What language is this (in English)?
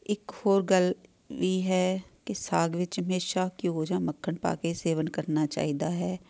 Punjabi